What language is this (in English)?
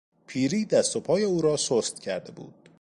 Persian